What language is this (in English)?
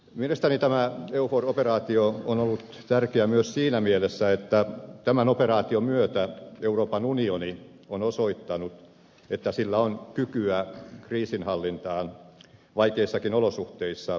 Finnish